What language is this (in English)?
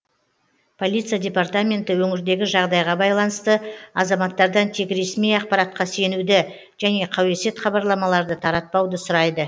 Kazakh